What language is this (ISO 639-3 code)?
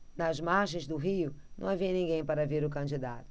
por